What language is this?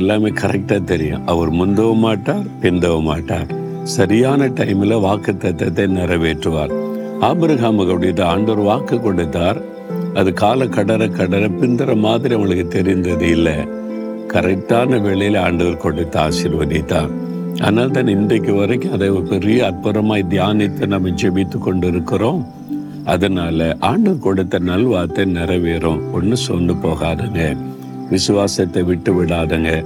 Tamil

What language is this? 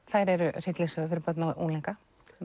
Icelandic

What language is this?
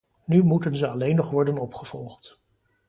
Dutch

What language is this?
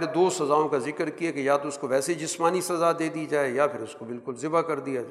Urdu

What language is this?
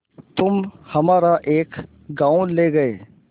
Hindi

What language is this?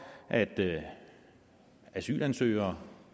Danish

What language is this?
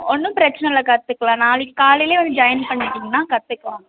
Tamil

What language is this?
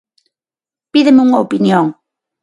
Galician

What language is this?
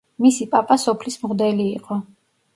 Georgian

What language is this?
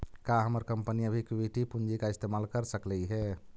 Magahi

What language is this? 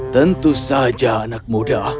Indonesian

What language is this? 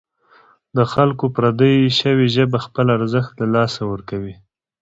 Pashto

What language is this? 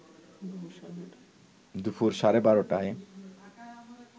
Bangla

